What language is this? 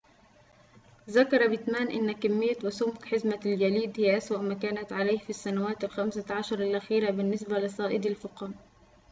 Arabic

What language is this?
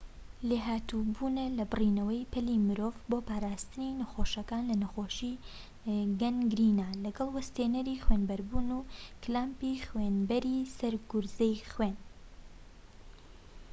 Central Kurdish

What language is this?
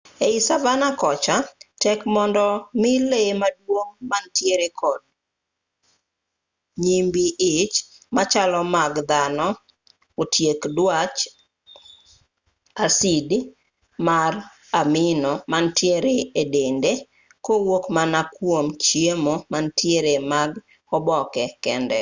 Luo (Kenya and Tanzania)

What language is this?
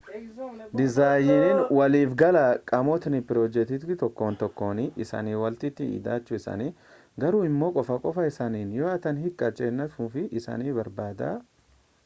Oromo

